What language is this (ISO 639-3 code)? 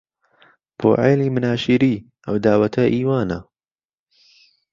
ckb